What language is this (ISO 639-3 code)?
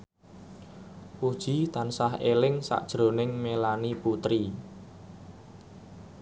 jav